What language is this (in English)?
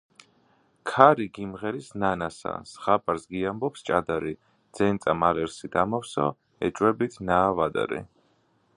Georgian